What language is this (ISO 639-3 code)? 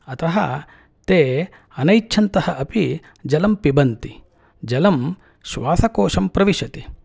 san